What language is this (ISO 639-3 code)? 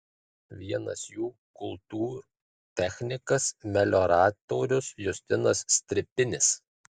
lit